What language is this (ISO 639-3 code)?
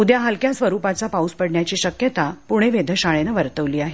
mar